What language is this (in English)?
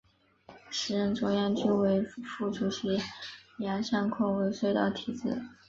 Chinese